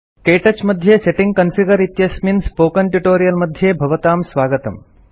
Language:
Sanskrit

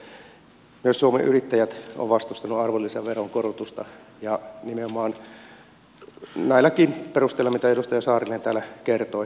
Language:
Finnish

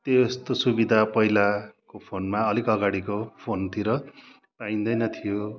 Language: Nepali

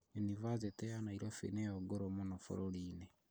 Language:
Kikuyu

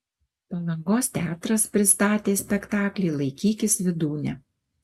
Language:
Lithuanian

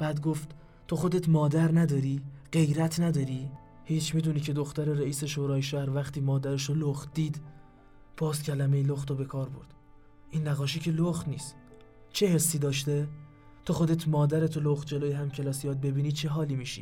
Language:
Persian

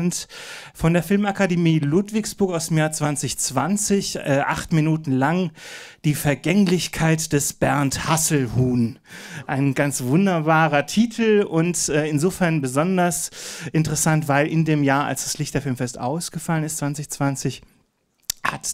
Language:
German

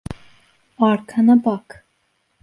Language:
Turkish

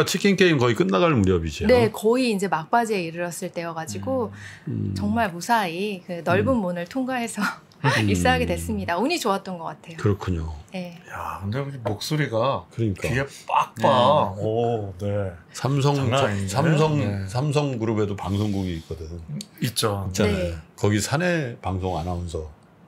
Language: Korean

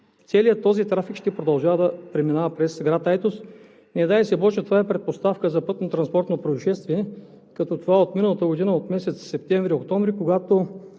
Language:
Bulgarian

